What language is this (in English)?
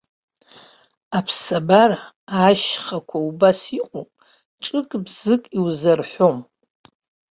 Abkhazian